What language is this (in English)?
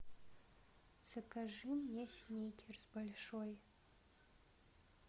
Russian